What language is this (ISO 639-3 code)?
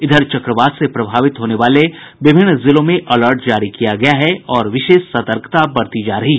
hin